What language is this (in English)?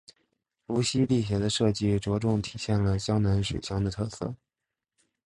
Chinese